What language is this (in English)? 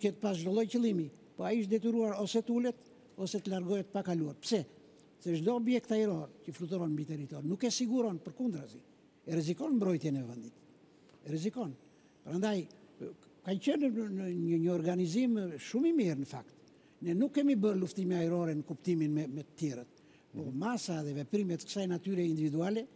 Romanian